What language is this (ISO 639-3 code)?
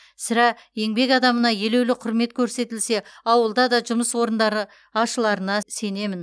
kaz